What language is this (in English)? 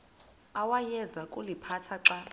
Xhosa